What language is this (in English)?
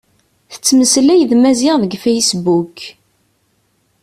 Kabyle